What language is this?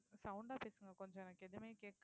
Tamil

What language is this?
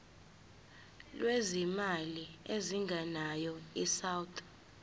Zulu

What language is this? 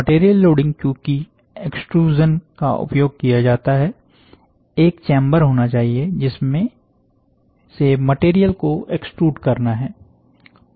Hindi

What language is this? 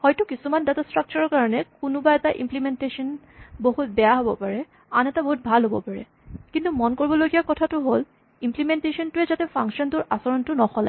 Assamese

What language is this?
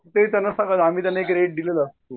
Marathi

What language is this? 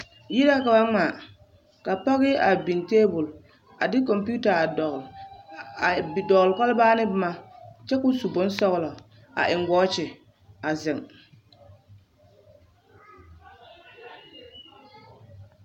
Southern Dagaare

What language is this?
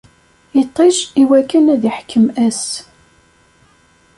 Kabyle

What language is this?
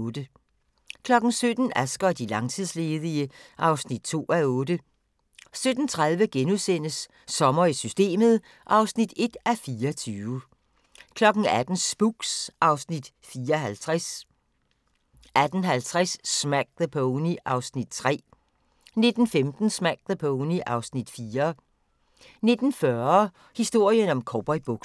Danish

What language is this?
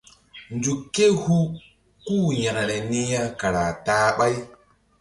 Mbum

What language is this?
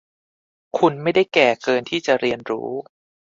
Thai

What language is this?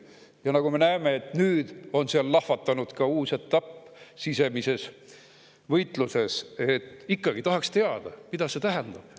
Estonian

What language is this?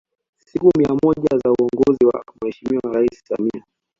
Swahili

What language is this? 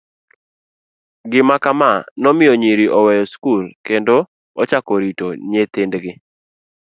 Luo (Kenya and Tanzania)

